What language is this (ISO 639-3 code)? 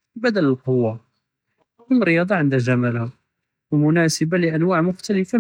jrb